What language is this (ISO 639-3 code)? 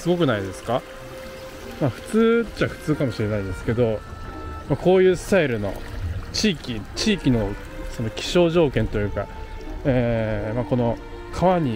jpn